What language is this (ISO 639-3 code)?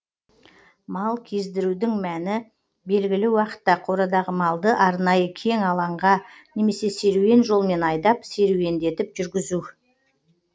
kaz